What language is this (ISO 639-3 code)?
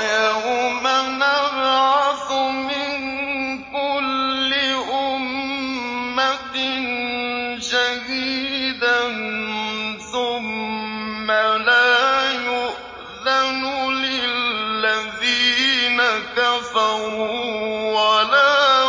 ara